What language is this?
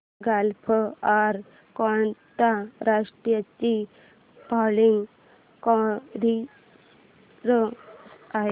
Marathi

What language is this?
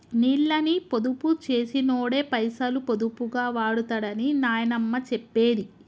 Telugu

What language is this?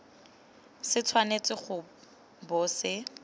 Tswana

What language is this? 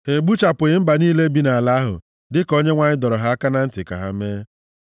Igbo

